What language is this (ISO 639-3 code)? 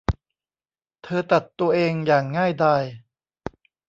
tha